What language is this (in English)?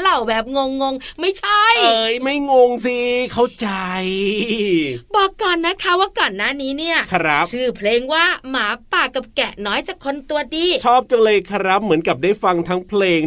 Thai